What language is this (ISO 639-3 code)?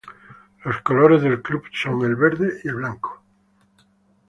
spa